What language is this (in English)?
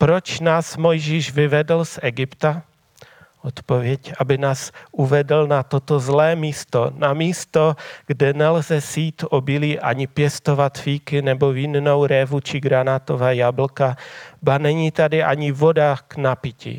Czech